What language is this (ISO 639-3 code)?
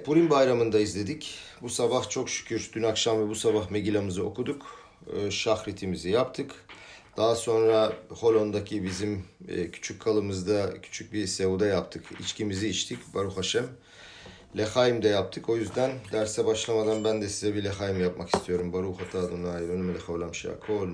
tur